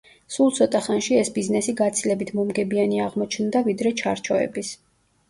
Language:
Georgian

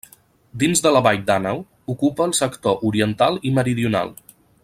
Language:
Catalan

